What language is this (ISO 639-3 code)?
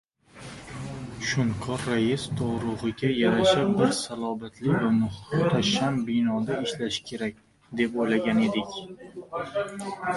uzb